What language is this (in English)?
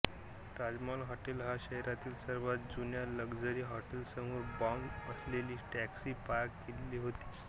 Marathi